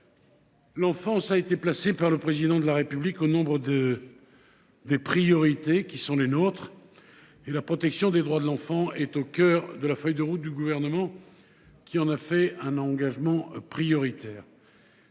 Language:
French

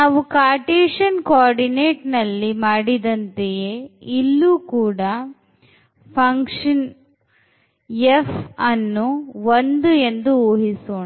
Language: Kannada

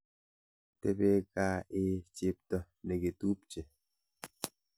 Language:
Kalenjin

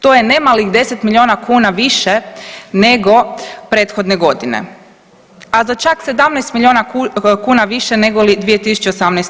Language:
Croatian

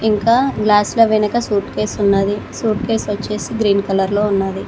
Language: Telugu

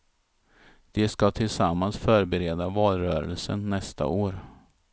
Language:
Swedish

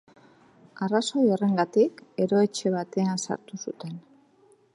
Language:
Basque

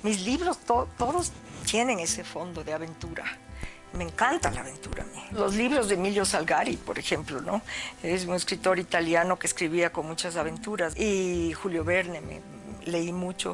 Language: Spanish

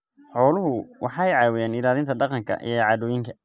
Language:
Somali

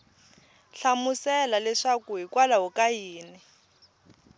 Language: Tsonga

